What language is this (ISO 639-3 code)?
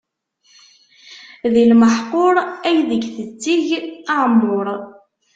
kab